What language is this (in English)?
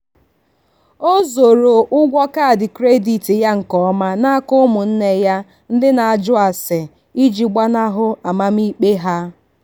Igbo